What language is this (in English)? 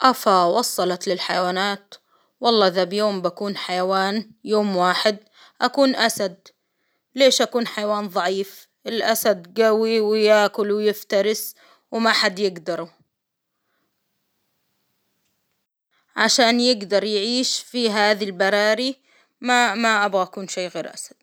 Hijazi Arabic